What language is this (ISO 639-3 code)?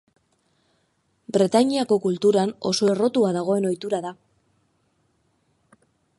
eus